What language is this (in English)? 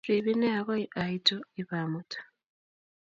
Kalenjin